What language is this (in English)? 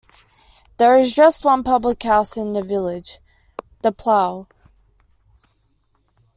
English